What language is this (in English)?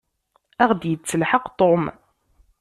Kabyle